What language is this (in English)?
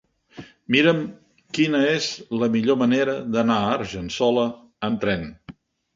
Catalan